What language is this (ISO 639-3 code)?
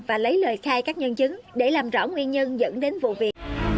vie